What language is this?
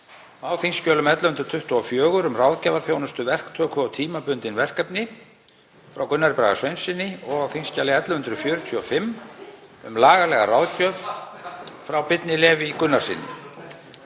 Icelandic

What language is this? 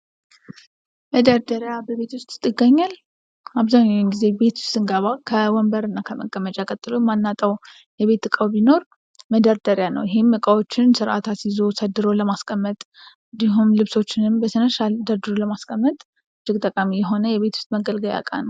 Amharic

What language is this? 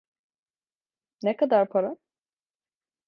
Turkish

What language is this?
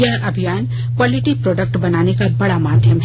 Hindi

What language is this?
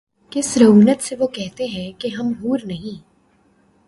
Urdu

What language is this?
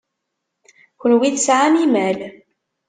Kabyle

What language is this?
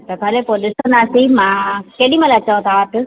Sindhi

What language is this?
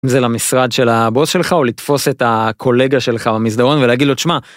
Hebrew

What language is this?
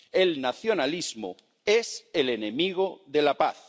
Spanish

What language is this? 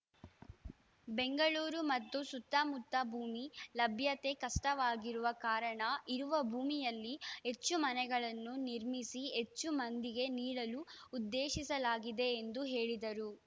Kannada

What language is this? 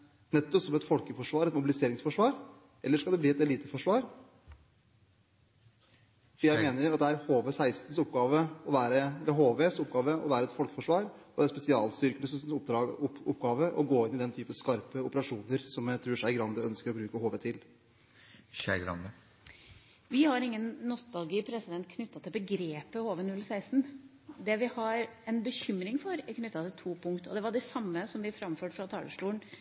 Norwegian Bokmål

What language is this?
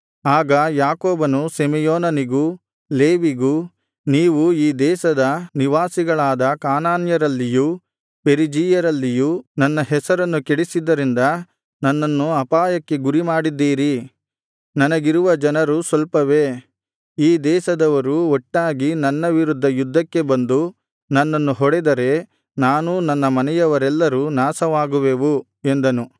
Kannada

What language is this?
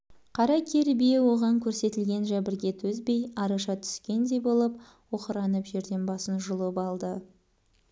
Kazakh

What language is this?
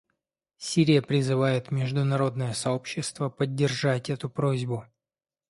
Russian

